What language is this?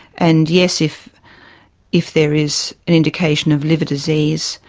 English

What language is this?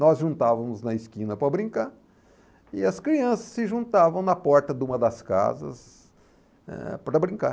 Portuguese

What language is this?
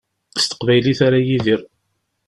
Kabyle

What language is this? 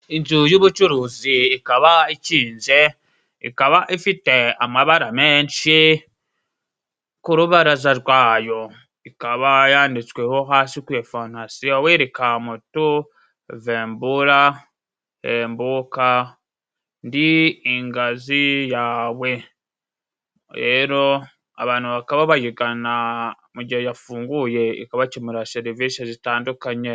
Kinyarwanda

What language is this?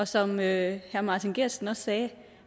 Danish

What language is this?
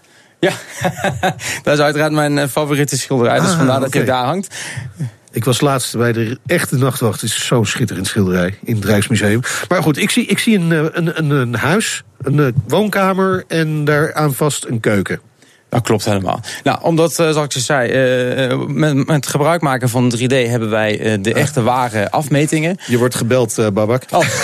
Dutch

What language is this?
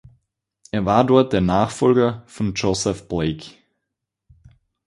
German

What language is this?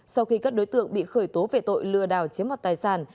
Vietnamese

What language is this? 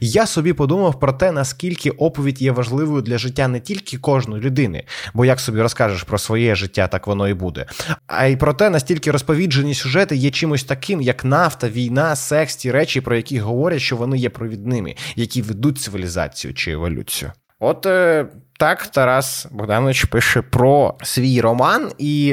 Ukrainian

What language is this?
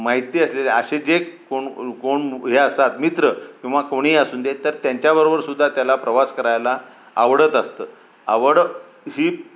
Marathi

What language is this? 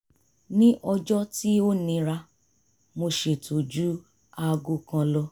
Yoruba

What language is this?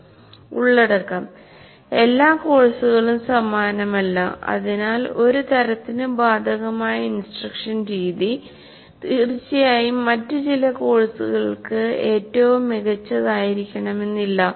Malayalam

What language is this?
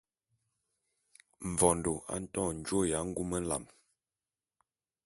Bulu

